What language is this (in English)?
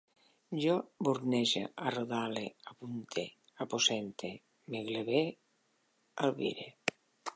Catalan